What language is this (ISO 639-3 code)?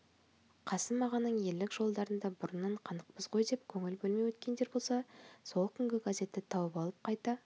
kaz